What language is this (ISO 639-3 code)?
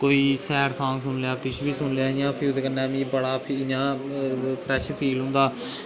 doi